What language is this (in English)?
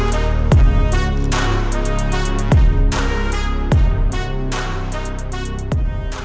Indonesian